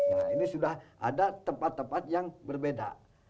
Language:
Indonesian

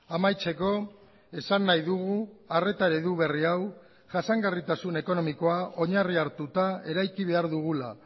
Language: Basque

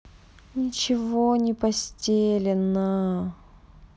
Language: Russian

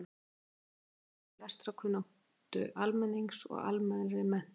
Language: Icelandic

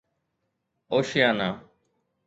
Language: Sindhi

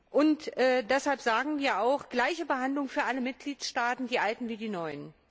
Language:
German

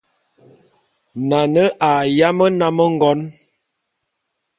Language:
Bulu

